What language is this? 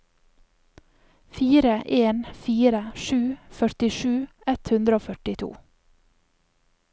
Norwegian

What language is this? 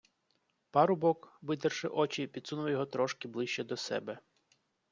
Ukrainian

